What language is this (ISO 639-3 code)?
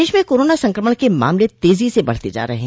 hin